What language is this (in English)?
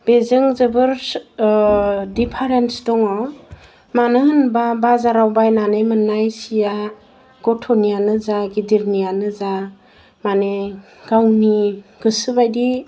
Bodo